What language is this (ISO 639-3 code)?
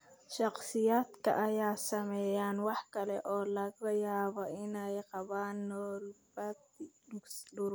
som